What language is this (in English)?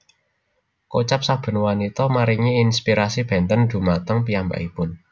Javanese